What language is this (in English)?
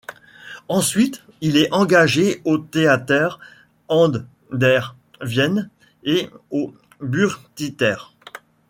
French